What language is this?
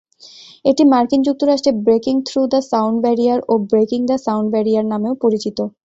Bangla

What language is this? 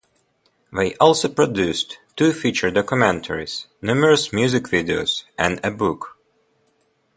English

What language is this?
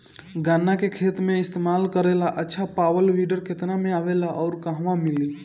Bhojpuri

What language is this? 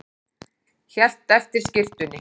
Icelandic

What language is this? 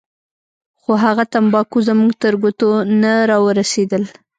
Pashto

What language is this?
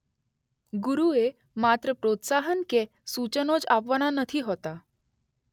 Gujarati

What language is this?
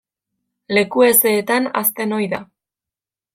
Basque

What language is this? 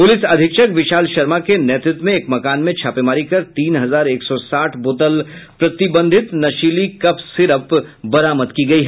Hindi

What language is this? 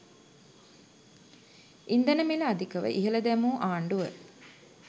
Sinhala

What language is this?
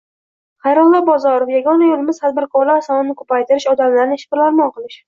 Uzbek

